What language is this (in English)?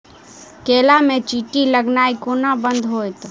Maithili